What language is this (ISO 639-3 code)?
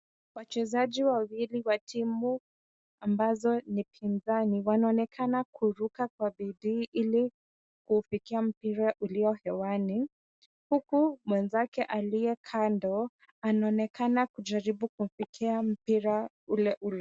swa